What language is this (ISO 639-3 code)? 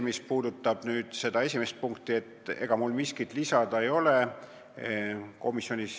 est